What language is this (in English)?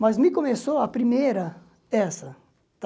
Portuguese